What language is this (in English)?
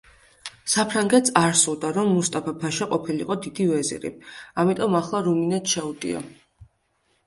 Georgian